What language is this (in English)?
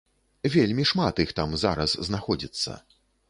Belarusian